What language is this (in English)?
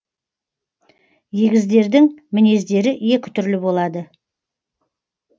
Kazakh